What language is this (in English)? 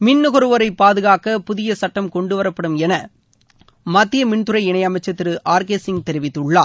Tamil